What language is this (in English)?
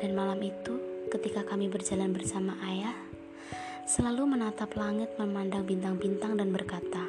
Indonesian